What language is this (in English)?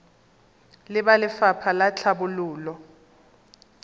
Tswana